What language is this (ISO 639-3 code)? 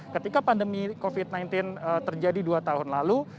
ind